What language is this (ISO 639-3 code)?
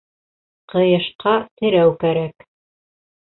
bak